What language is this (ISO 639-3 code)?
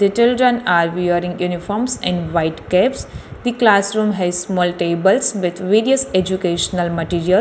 eng